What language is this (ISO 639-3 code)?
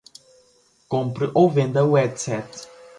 por